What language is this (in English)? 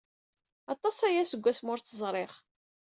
Kabyle